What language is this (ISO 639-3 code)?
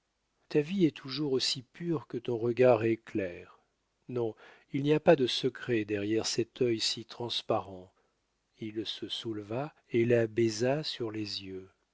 fra